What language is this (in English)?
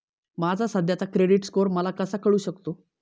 Marathi